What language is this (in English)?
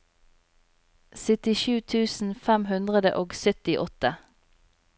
Norwegian